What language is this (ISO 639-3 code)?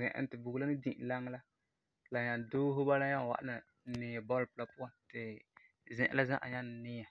gur